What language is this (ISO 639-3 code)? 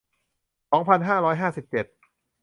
tha